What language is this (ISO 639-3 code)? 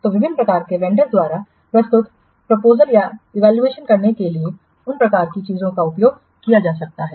hin